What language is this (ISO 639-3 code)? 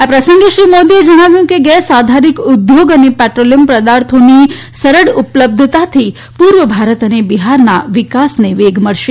guj